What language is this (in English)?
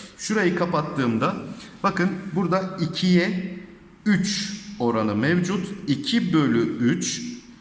Turkish